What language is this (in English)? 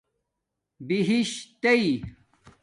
Domaaki